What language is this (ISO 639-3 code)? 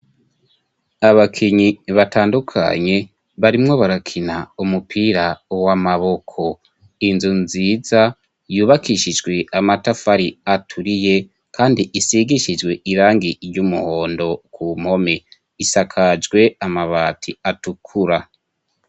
run